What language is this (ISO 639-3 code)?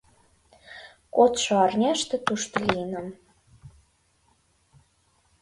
chm